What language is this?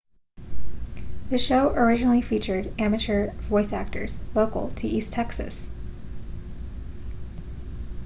English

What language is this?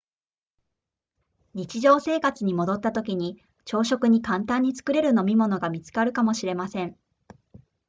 Japanese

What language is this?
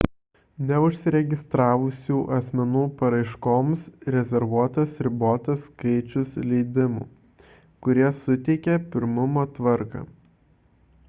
Lithuanian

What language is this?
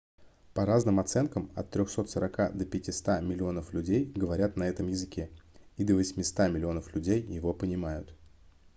Russian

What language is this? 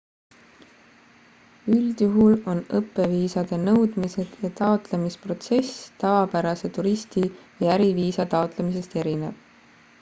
Estonian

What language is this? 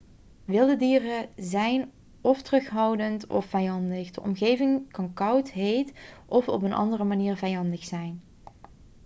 Dutch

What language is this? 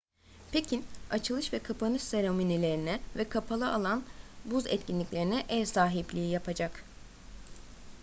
Turkish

